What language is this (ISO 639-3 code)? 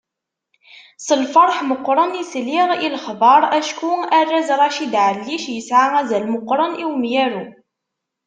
kab